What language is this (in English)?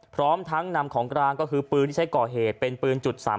Thai